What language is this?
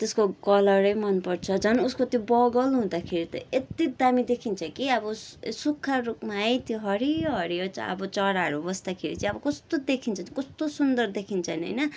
Nepali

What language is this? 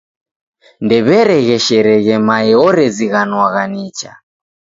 Taita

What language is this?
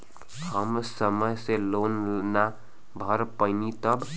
Bhojpuri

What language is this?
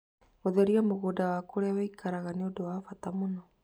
Kikuyu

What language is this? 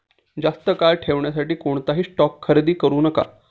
Marathi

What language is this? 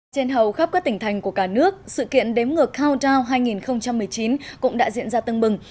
Vietnamese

